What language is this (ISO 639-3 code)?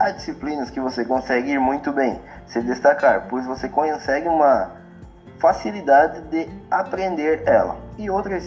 por